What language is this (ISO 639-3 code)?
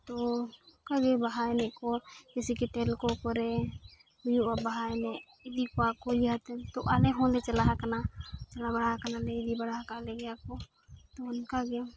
sat